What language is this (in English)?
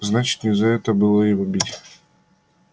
Russian